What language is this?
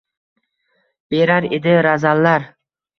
Uzbek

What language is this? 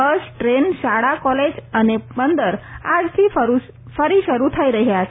Gujarati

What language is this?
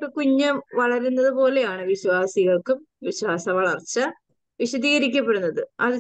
Malayalam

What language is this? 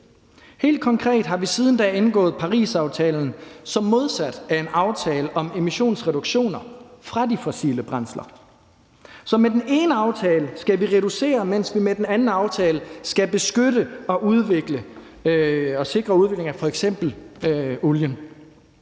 Danish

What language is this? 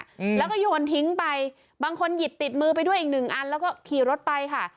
Thai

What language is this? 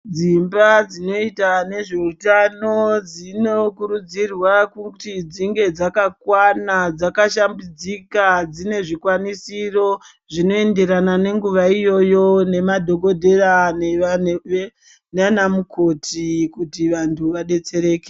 Ndau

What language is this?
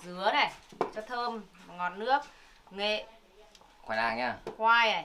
Vietnamese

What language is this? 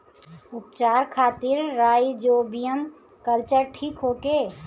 Bhojpuri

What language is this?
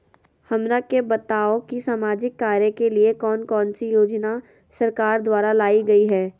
Magahi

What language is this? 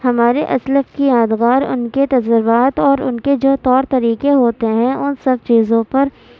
Urdu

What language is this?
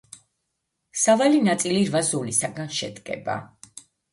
Georgian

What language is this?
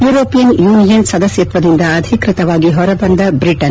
Kannada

